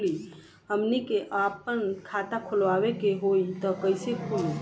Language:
Bhojpuri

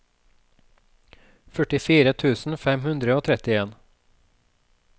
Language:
Norwegian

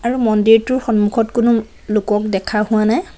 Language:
Assamese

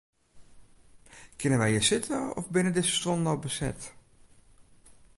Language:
Western Frisian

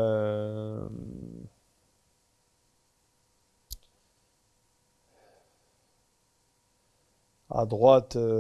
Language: French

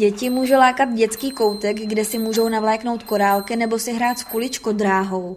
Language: Czech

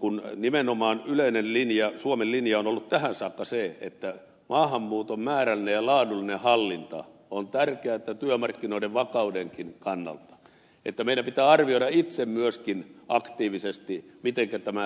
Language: Finnish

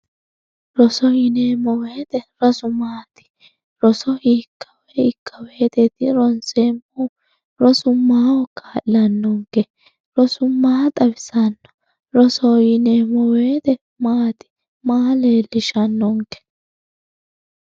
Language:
Sidamo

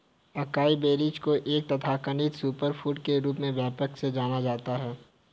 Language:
Hindi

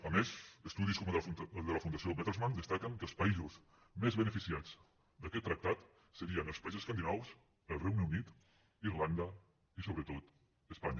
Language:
Catalan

